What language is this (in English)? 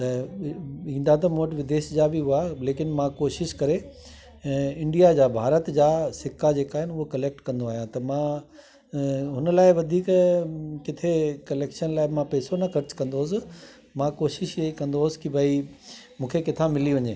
Sindhi